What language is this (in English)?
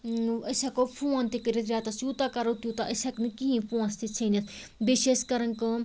Kashmiri